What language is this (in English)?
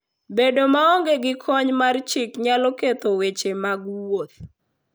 Luo (Kenya and Tanzania)